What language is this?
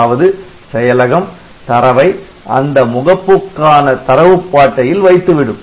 Tamil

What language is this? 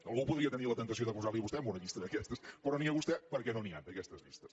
Catalan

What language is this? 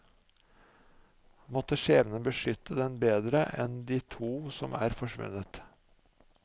Norwegian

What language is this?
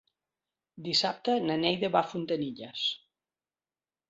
Catalan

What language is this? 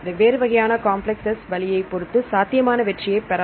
Tamil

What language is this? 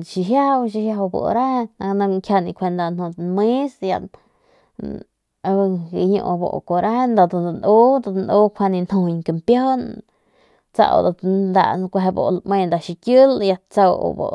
Northern Pame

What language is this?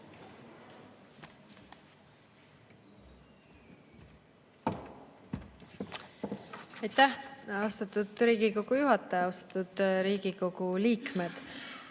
Estonian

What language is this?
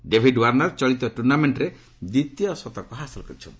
Odia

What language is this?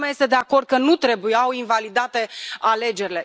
Romanian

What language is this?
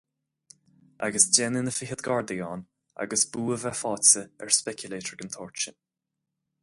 Irish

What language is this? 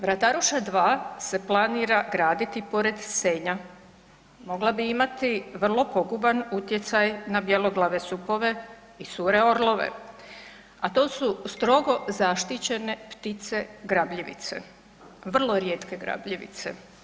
Croatian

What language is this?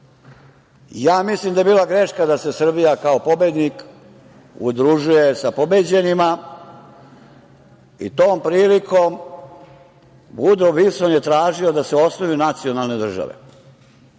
Serbian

